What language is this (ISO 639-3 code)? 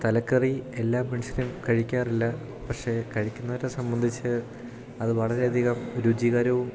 mal